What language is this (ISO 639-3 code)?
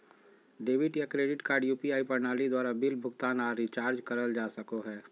mag